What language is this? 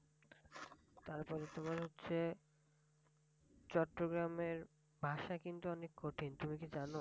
Bangla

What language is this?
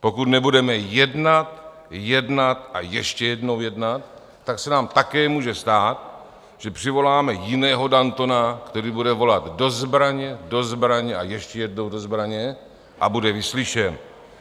Czech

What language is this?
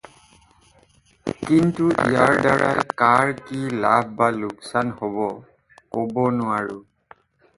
Assamese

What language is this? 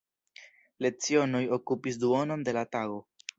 Esperanto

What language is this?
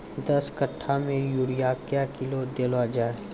Maithili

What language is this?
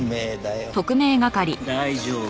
Japanese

